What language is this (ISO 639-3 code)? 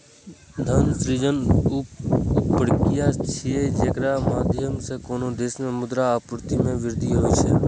mai